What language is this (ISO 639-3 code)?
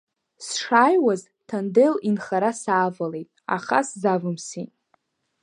abk